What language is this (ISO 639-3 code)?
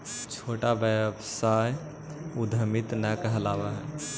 mag